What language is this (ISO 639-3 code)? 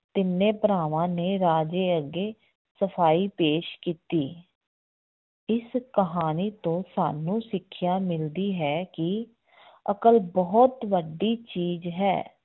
pan